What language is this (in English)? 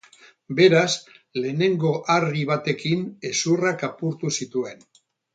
Basque